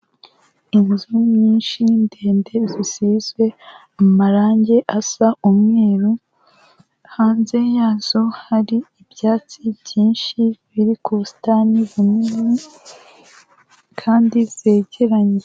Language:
Kinyarwanda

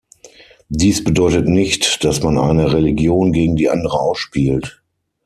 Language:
German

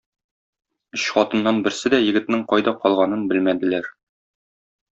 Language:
Tatar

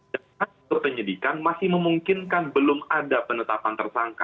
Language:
Indonesian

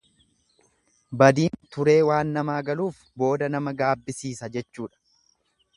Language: Oromo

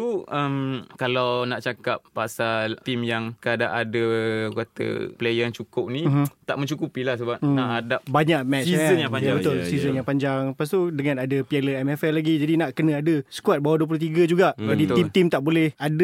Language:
Malay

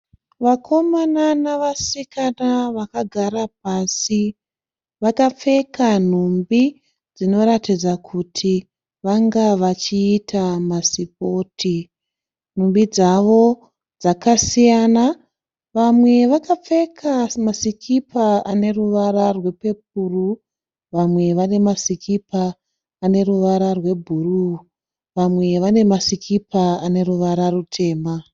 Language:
Shona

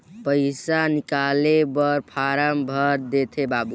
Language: Chhattisgarhi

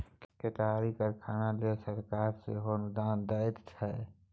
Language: Maithili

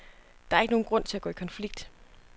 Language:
Danish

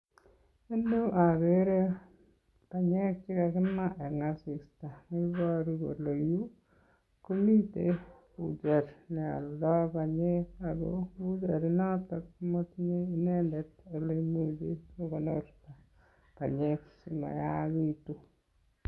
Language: Kalenjin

